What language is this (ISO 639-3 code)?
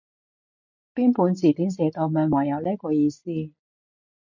yue